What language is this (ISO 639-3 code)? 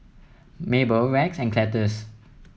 eng